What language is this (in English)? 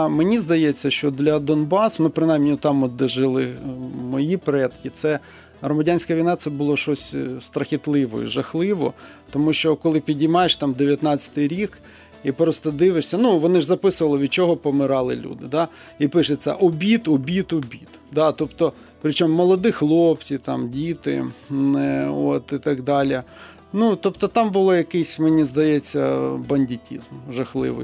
Ukrainian